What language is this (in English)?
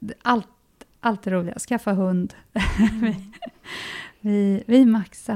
Swedish